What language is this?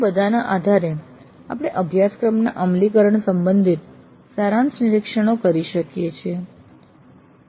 Gujarati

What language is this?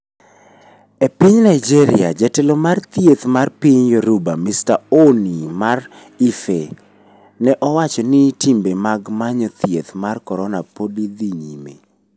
Luo (Kenya and Tanzania)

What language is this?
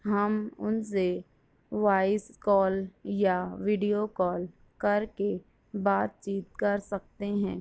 Urdu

